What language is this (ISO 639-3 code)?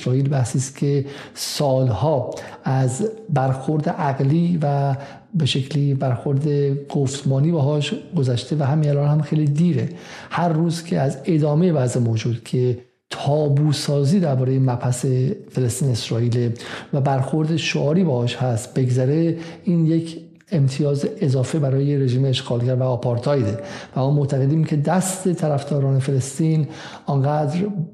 fas